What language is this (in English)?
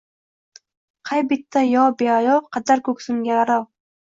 Uzbek